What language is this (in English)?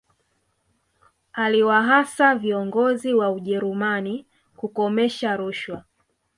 Swahili